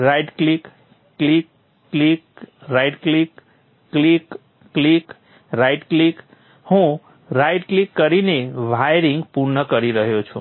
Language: Gujarati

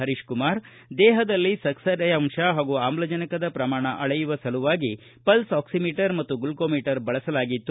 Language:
Kannada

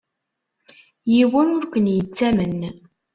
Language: Kabyle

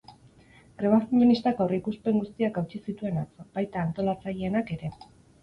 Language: Basque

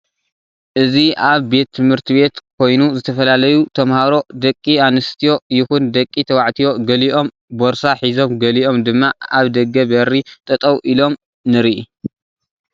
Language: Tigrinya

